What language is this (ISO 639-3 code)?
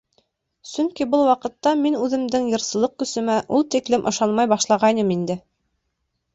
bak